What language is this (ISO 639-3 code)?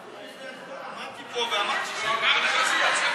heb